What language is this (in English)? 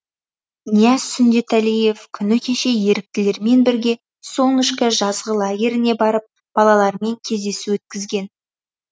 Kazakh